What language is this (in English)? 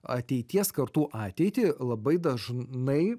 Lithuanian